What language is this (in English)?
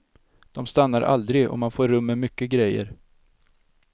Swedish